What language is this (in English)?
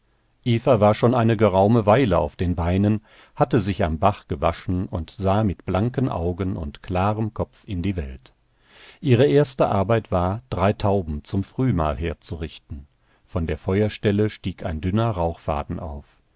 German